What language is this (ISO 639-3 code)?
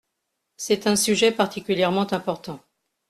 fra